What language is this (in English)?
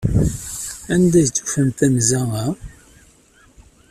Kabyle